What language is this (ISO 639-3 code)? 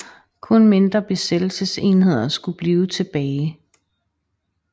dan